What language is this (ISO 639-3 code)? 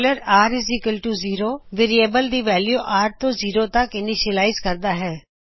pan